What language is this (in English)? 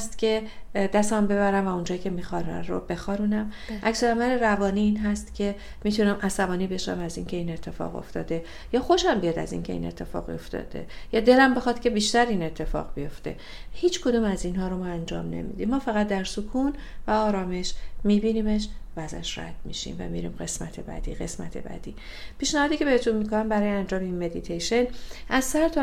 Persian